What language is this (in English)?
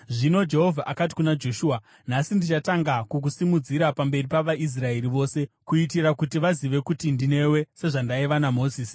Shona